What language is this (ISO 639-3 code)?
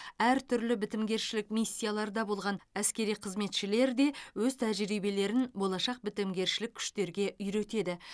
kaz